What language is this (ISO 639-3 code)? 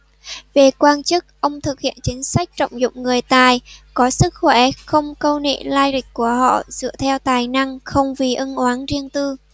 vie